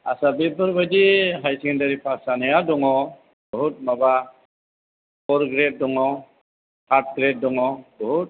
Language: Bodo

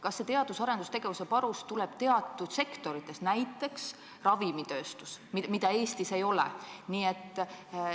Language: Estonian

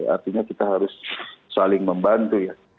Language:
Indonesian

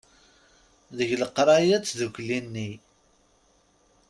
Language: Kabyle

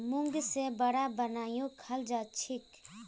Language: Magahi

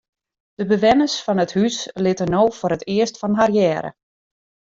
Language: Western Frisian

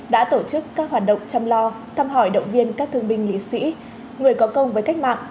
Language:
Vietnamese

